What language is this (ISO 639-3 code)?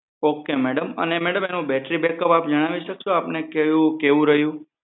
guj